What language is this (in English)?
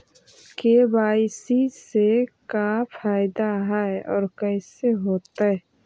Magahi